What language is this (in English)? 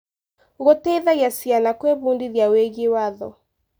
Kikuyu